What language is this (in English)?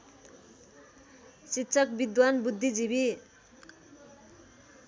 Nepali